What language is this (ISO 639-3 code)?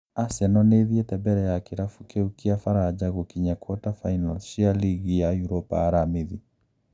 kik